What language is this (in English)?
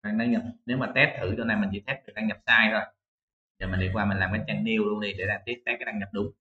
Vietnamese